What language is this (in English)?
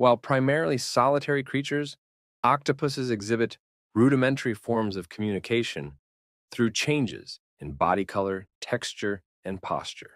English